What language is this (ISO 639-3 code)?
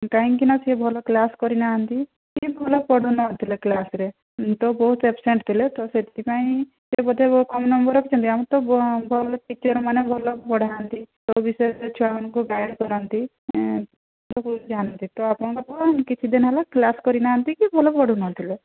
ori